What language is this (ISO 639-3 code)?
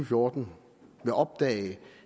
dan